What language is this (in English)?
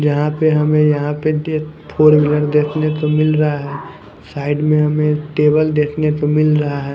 Hindi